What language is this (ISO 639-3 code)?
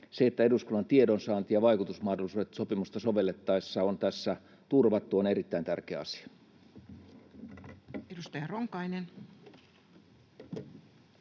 fin